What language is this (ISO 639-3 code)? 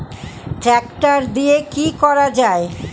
ben